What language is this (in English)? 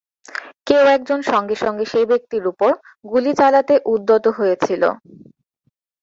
Bangla